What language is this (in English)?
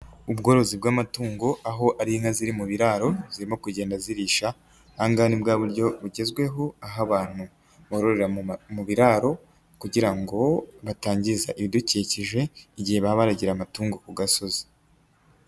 Kinyarwanda